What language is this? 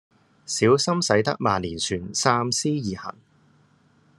Cantonese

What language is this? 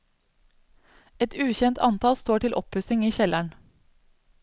Norwegian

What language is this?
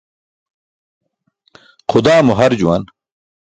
Burushaski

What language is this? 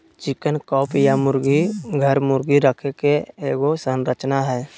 Magahi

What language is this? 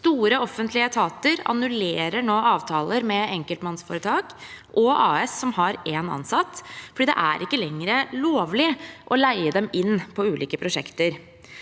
Norwegian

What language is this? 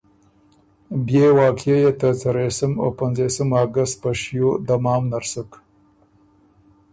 Ormuri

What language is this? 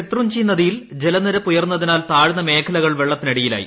Malayalam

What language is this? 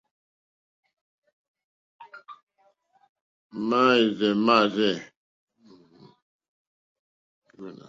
Mokpwe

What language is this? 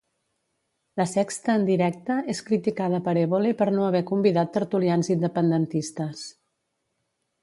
Catalan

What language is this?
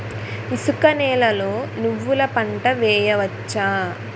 Telugu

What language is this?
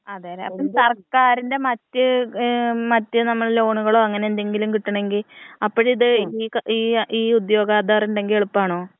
Malayalam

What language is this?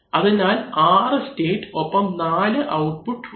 Malayalam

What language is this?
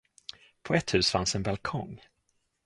Swedish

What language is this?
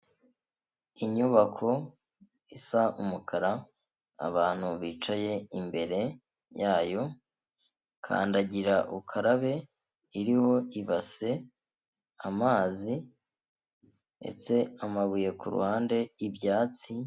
Kinyarwanda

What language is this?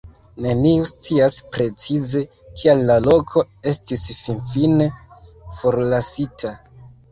Esperanto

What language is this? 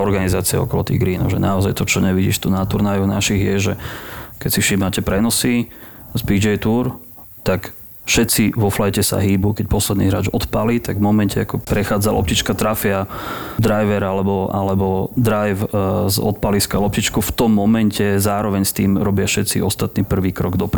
Slovak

